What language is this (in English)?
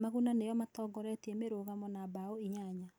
Kikuyu